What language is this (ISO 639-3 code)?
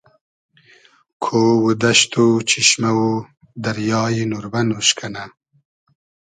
haz